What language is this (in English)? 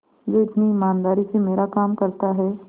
Hindi